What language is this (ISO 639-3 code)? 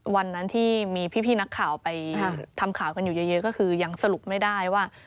tha